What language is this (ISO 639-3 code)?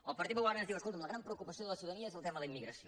cat